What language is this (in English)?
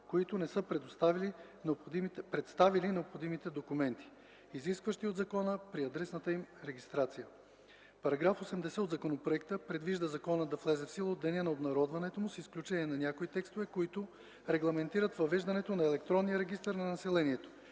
Bulgarian